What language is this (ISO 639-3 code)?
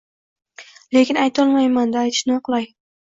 uzb